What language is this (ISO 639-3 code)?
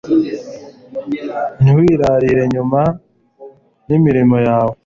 kin